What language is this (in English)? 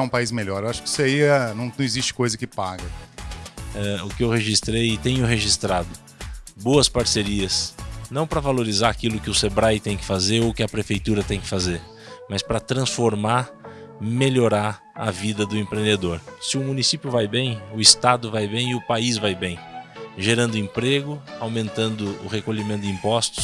Portuguese